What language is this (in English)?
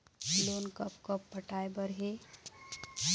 Chhattisgarhi